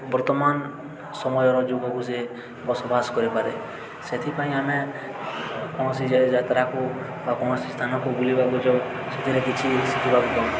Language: Odia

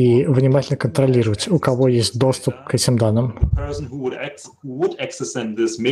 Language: Russian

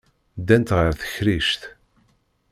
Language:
Kabyle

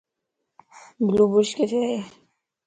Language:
Lasi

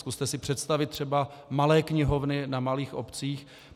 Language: Czech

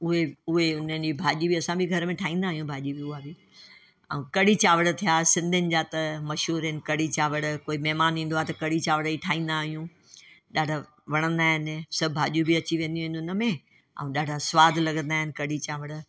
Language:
Sindhi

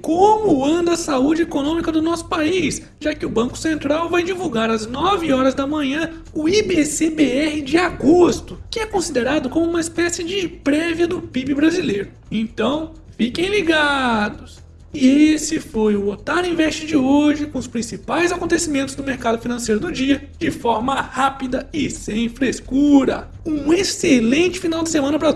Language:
Portuguese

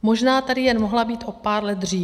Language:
Czech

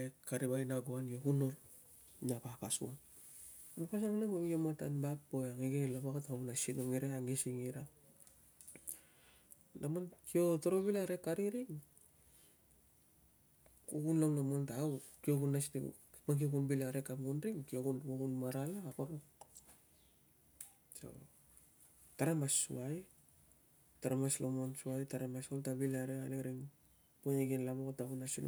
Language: Tungag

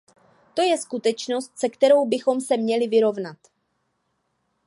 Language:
Czech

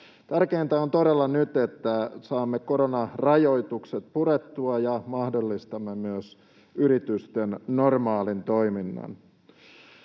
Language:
Finnish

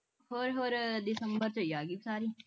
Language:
Punjabi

